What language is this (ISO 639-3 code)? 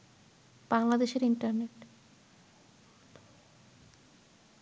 ben